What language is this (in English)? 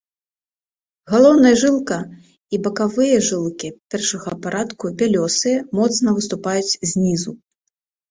Belarusian